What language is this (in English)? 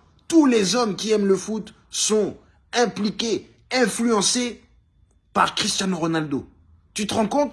French